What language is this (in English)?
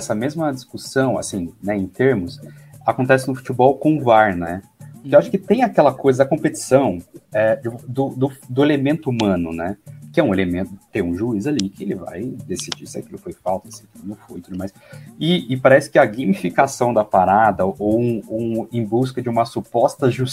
Portuguese